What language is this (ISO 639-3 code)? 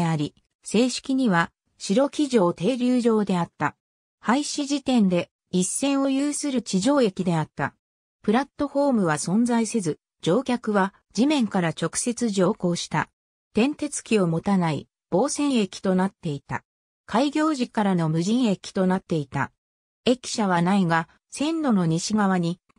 jpn